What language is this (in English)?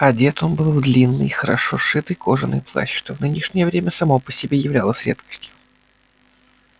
Russian